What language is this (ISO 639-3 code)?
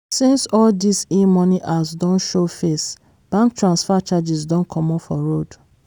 pcm